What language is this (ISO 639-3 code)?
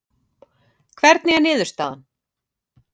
isl